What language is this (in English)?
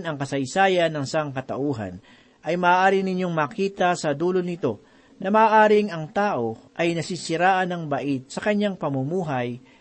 Filipino